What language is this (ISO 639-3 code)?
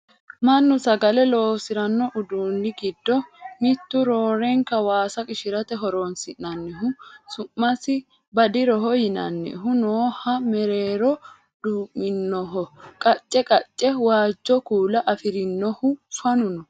sid